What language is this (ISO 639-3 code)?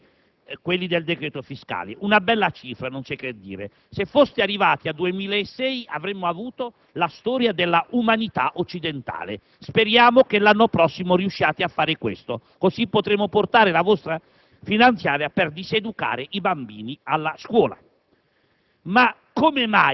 ita